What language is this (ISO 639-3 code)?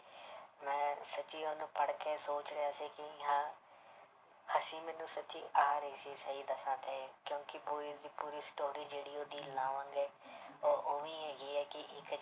pan